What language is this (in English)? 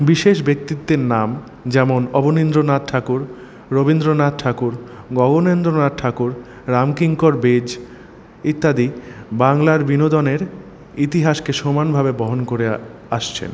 Bangla